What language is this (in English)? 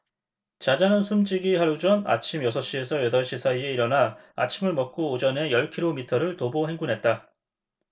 Korean